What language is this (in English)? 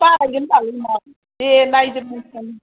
Bodo